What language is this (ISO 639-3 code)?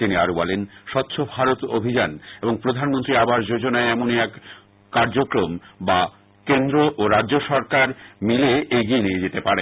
ben